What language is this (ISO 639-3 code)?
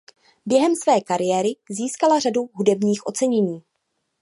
ces